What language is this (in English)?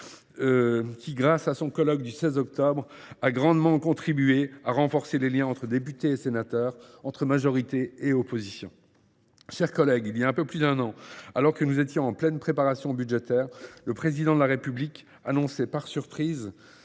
French